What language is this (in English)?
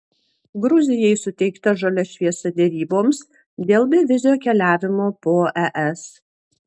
Lithuanian